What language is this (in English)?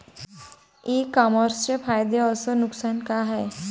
Marathi